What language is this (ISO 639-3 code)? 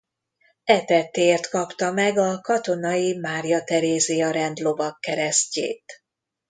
hun